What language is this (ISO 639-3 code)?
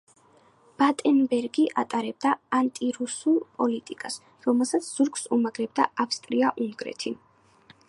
kat